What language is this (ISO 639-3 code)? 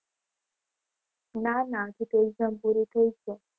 guj